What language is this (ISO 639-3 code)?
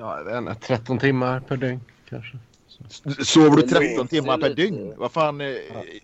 swe